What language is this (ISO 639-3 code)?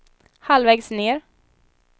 swe